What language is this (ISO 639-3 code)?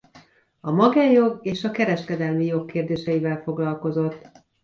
hun